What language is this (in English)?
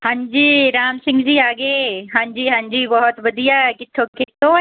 Punjabi